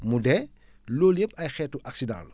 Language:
Wolof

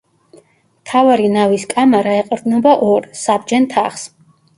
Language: Georgian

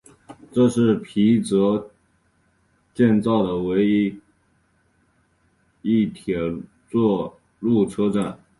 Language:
Chinese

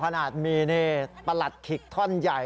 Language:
Thai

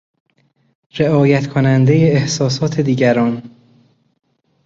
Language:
Persian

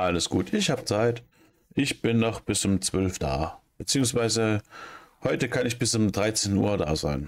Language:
German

